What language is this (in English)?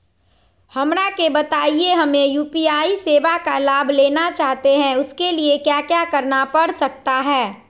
Magahi